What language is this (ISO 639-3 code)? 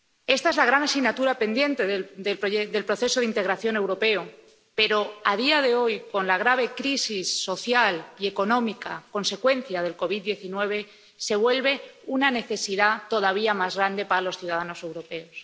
spa